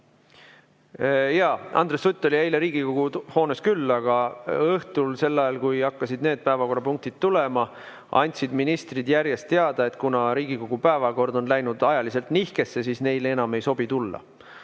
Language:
Estonian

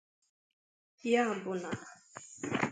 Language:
Igbo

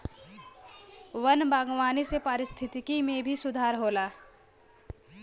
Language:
Bhojpuri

